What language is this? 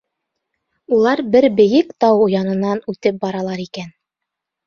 Bashkir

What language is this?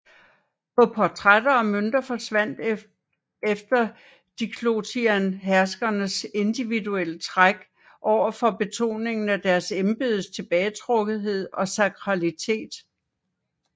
Danish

